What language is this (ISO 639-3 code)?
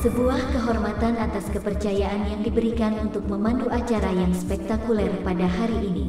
ind